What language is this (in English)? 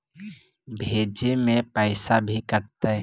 Magahi